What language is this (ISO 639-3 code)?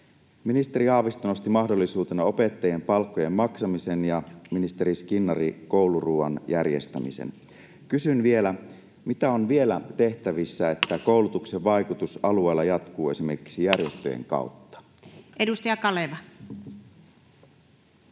fin